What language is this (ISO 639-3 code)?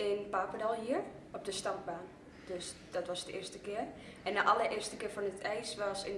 nld